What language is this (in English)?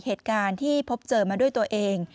Thai